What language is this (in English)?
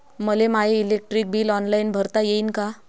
Marathi